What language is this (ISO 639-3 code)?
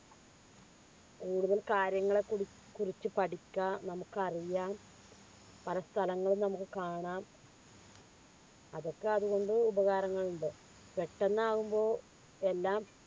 mal